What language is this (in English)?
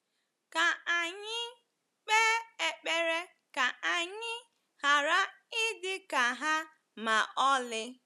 Igbo